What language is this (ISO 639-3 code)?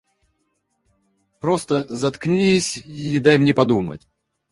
rus